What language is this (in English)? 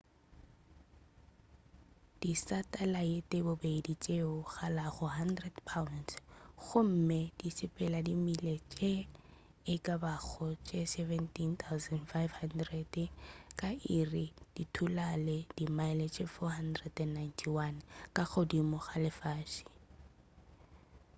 Northern Sotho